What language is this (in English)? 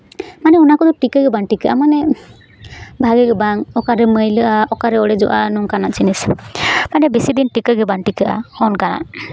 Santali